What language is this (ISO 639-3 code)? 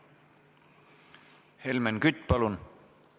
est